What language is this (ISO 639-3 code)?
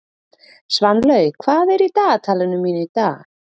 isl